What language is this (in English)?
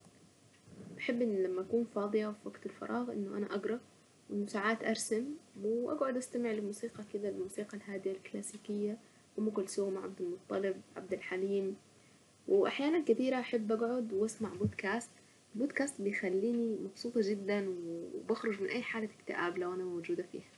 Saidi Arabic